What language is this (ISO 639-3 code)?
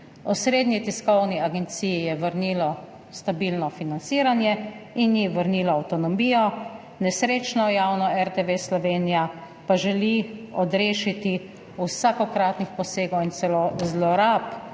slv